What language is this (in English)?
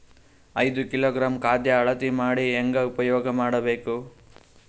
Kannada